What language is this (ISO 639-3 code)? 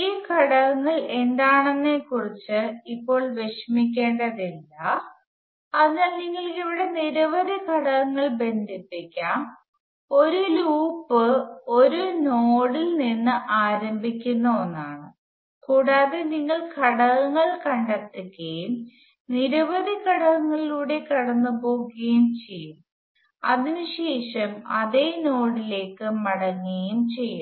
mal